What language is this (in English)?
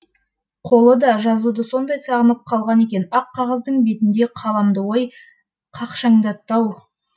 Kazakh